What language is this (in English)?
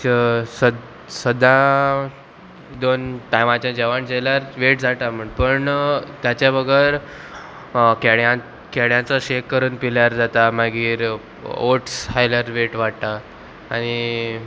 Konkani